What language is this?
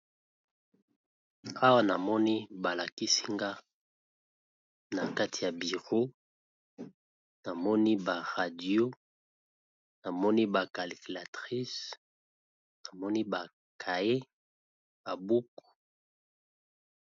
Lingala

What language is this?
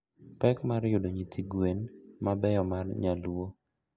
Luo (Kenya and Tanzania)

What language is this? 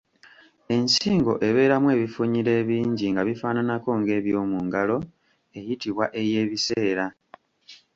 Ganda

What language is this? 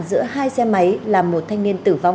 Vietnamese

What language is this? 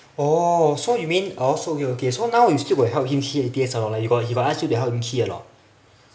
English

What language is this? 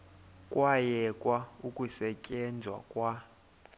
Xhosa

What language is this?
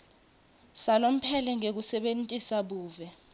Swati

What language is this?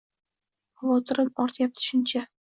Uzbek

